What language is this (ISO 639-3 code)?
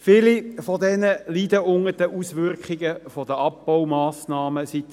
gsw